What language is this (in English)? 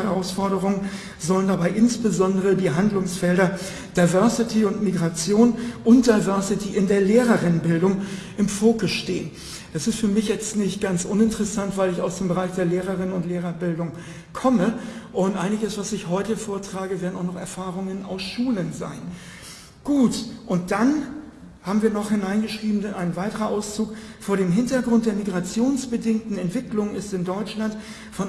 German